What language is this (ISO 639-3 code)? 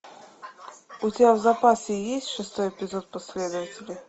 rus